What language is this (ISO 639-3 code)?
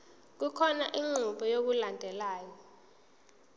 zul